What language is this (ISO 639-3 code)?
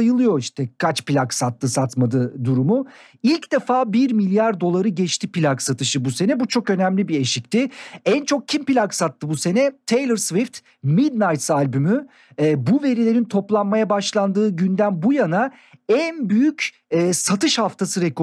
tur